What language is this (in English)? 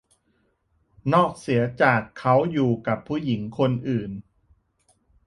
Thai